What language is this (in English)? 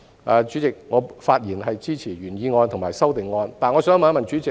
Cantonese